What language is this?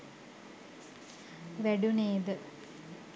Sinhala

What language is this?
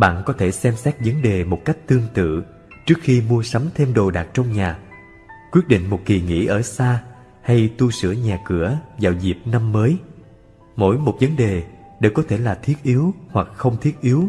Vietnamese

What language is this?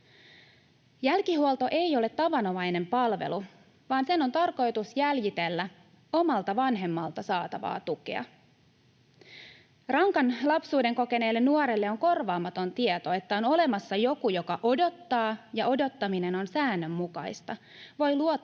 Finnish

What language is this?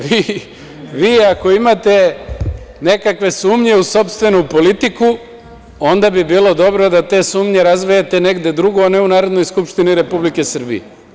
Serbian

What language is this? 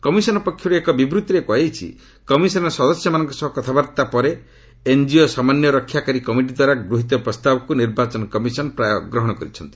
Odia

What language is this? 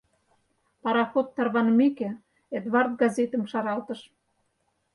Mari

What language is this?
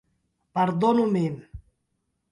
Esperanto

